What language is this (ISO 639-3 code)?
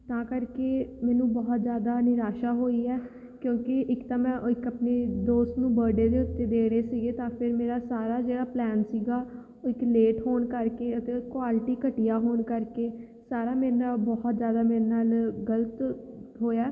pan